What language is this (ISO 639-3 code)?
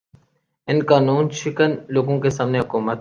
urd